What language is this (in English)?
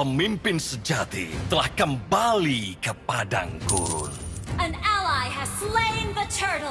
Indonesian